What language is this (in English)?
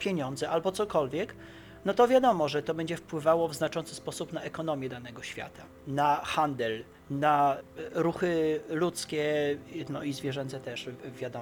Polish